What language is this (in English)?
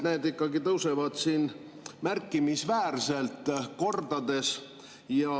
Estonian